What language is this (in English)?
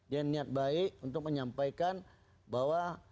Indonesian